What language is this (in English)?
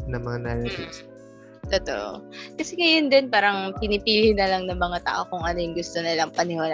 Filipino